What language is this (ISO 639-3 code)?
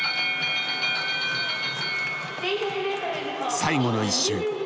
jpn